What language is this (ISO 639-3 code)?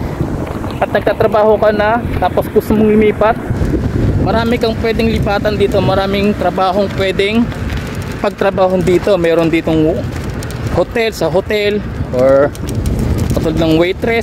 fil